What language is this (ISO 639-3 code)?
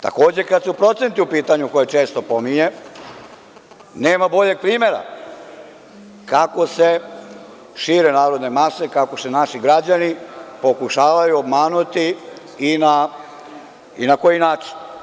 srp